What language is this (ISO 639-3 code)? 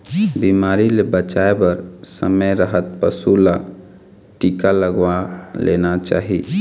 hne